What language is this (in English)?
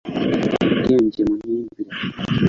Kinyarwanda